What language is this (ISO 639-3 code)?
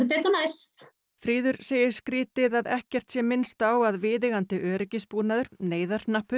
isl